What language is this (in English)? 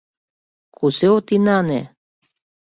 Mari